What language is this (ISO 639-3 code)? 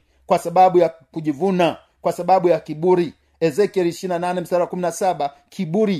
swa